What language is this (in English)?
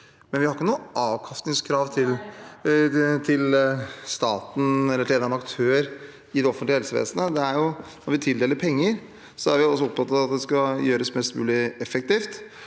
Norwegian